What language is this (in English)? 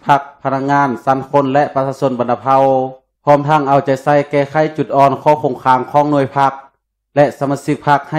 Thai